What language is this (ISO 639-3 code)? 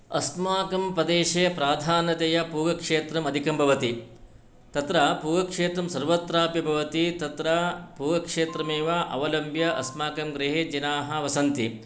san